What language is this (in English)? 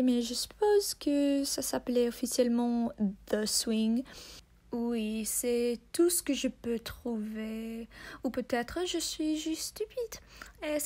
French